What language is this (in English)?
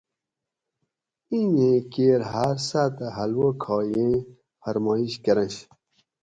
Gawri